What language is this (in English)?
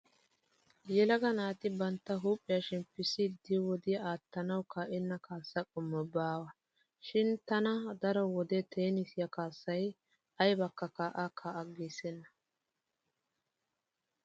Wolaytta